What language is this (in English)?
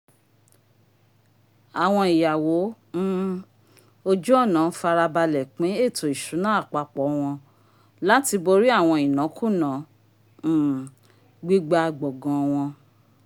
Yoruba